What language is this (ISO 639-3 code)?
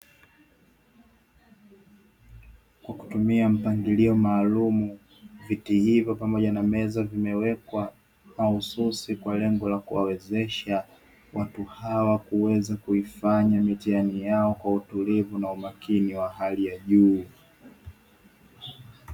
swa